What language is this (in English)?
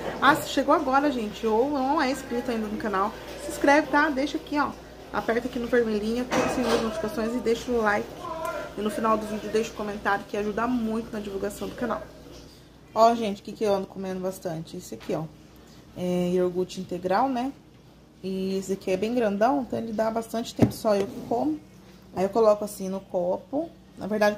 Portuguese